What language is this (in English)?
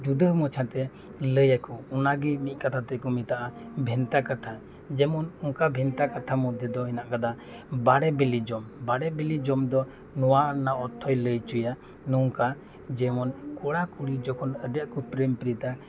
Santali